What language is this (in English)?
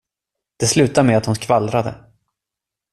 Swedish